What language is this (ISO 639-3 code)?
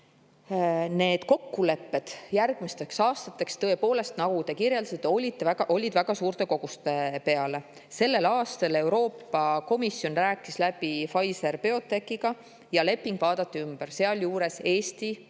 est